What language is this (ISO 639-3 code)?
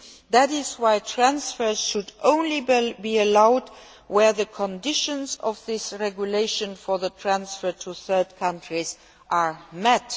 eng